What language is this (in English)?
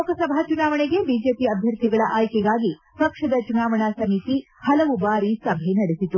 Kannada